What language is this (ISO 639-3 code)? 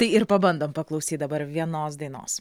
lit